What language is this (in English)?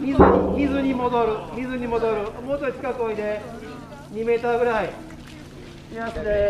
Japanese